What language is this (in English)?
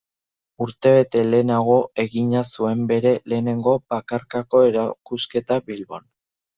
Basque